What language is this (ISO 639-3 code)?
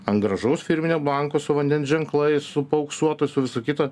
lit